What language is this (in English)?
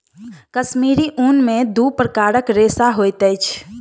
Maithili